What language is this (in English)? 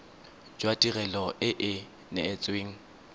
Tswana